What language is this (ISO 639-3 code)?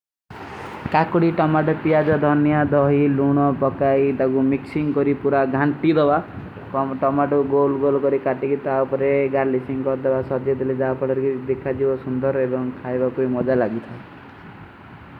uki